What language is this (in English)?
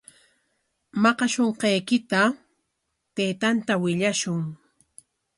Corongo Ancash Quechua